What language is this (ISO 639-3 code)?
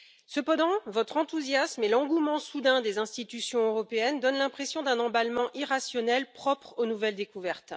fra